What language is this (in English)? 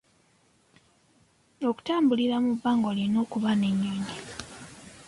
Ganda